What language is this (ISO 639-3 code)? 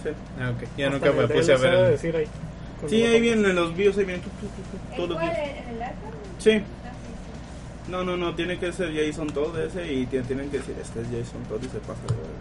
spa